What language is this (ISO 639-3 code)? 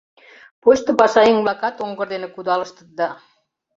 chm